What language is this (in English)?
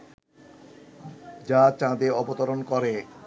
Bangla